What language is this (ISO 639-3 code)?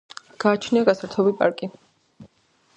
kat